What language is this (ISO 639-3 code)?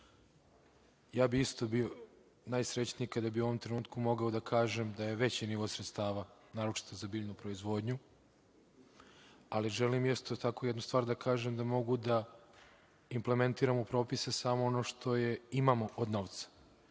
srp